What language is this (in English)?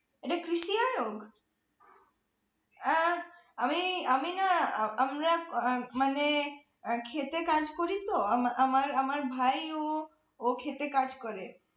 Bangla